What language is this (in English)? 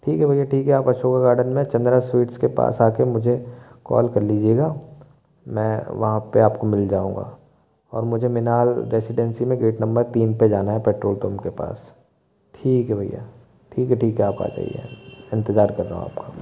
Hindi